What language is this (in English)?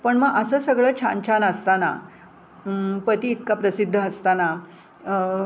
Marathi